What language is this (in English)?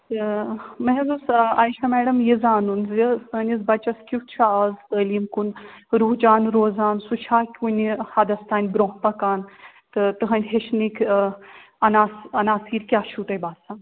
Kashmiri